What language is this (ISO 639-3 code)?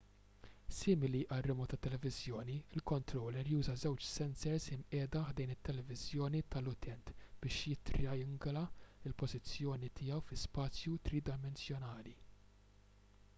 mlt